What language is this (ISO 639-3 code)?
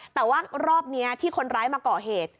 tha